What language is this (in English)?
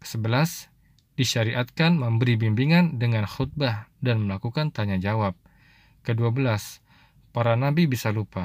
Indonesian